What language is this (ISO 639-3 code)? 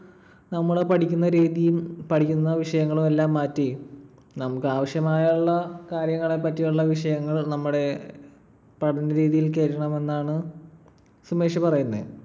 mal